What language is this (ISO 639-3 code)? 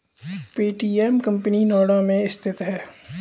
hin